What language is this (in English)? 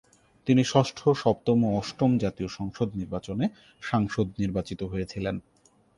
Bangla